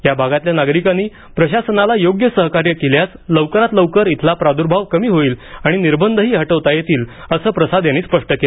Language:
Marathi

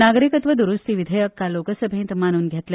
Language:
Konkani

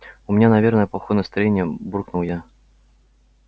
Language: Russian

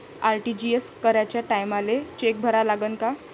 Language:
Marathi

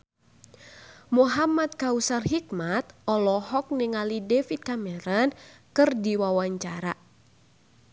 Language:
Sundanese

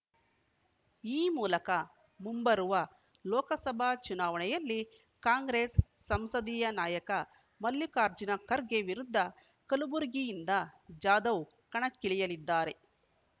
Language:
Kannada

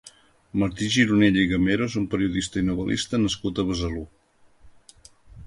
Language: Catalan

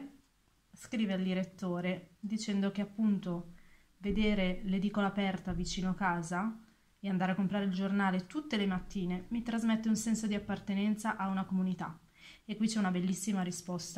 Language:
Italian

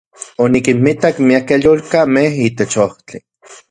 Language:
Central Puebla Nahuatl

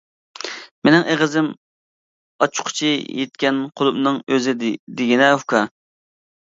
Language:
Uyghur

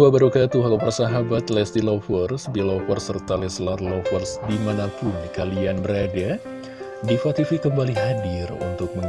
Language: Indonesian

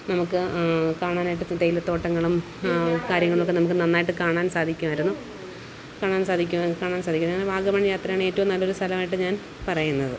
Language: Malayalam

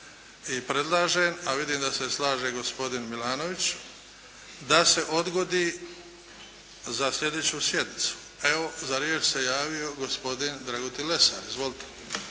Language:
Croatian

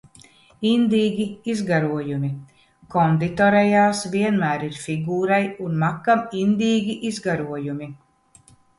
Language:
Latvian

